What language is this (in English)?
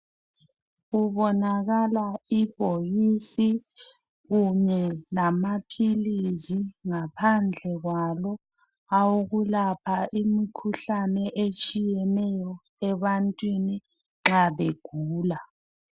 North Ndebele